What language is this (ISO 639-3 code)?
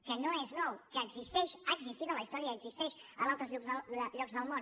cat